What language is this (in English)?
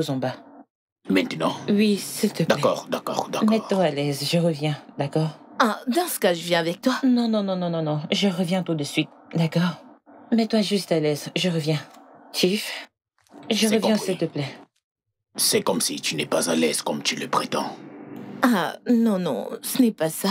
French